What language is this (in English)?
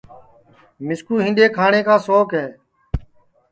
Sansi